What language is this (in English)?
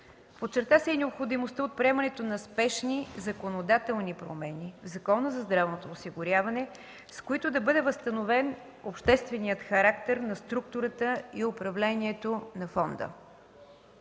Bulgarian